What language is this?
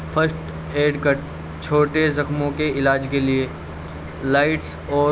Urdu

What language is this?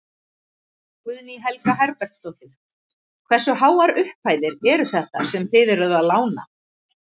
Icelandic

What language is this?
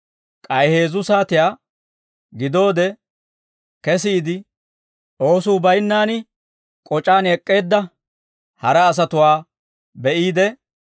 Dawro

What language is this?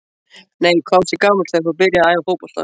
Icelandic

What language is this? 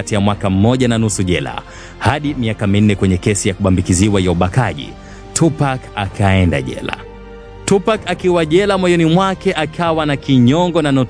Swahili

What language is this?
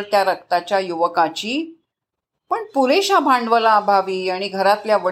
Marathi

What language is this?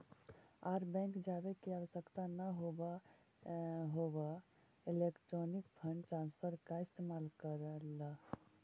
Magahi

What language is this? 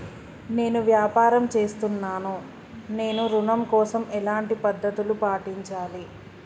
Telugu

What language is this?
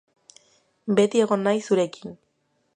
Basque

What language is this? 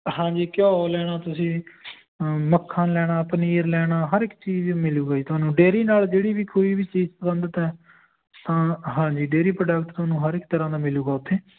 Punjabi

